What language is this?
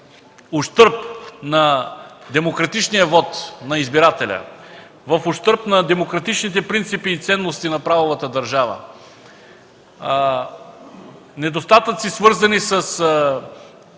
Bulgarian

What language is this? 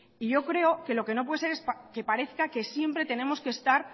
Spanish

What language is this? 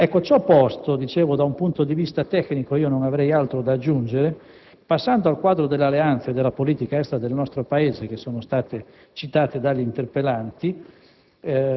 Italian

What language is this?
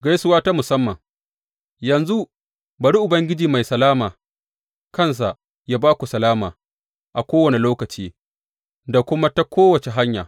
Hausa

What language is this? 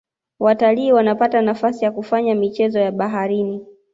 Swahili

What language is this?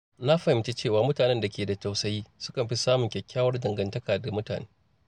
Hausa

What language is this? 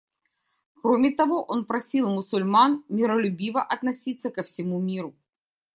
Russian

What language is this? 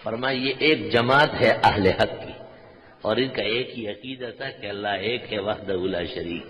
Urdu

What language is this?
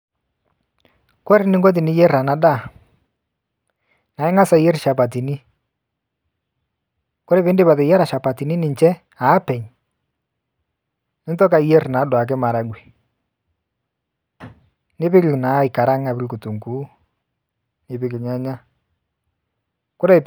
Masai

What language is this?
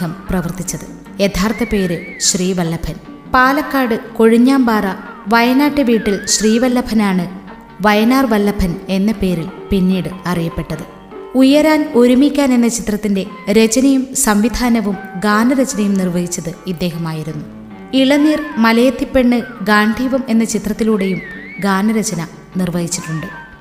Malayalam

